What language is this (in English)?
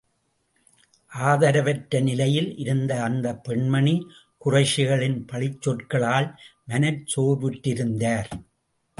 Tamil